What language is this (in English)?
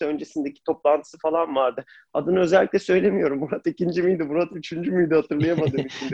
Turkish